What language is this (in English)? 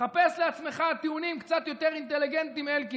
Hebrew